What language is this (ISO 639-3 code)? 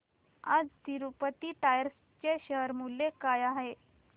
mar